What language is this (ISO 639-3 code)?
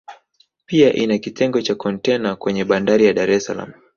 swa